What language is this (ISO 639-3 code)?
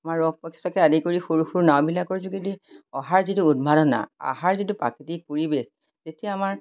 asm